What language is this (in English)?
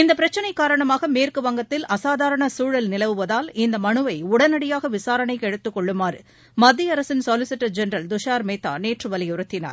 Tamil